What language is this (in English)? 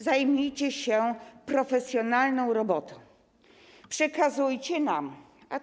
Polish